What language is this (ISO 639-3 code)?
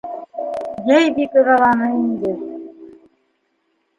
bak